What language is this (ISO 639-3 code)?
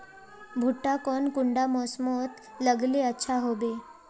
mag